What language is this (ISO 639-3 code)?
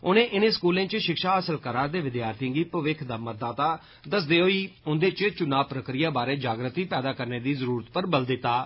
doi